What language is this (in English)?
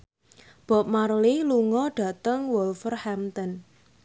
Javanese